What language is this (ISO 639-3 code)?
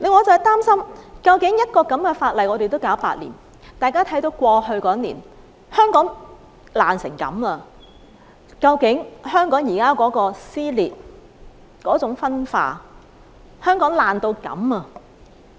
yue